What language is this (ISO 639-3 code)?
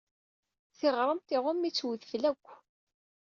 kab